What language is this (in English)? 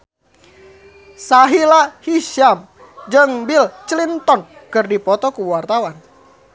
Sundanese